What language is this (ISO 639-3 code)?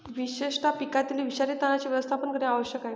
mar